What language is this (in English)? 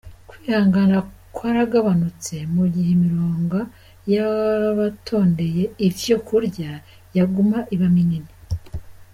Kinyarwanda